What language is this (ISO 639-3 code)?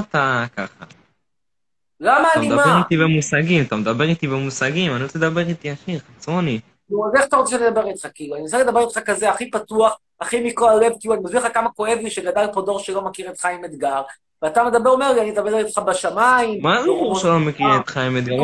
heb